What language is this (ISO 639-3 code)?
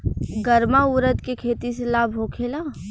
bho